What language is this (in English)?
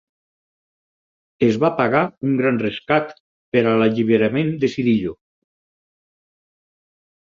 Catalan